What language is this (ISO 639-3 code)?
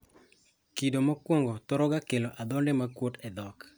luo